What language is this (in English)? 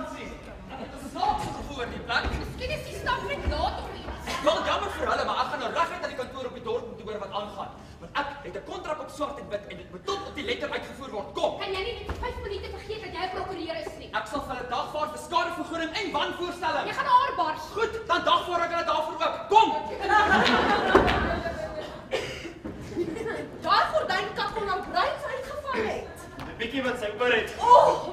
Dutch